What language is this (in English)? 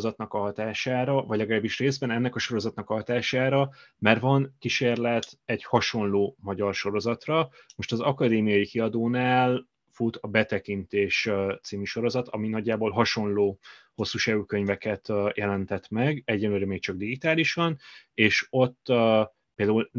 Hungarian